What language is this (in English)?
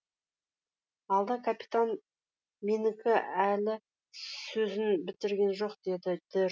Kazakh